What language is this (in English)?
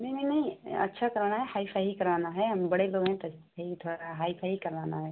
Hindi